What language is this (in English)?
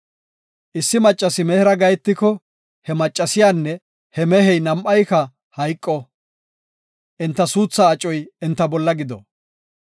Gofa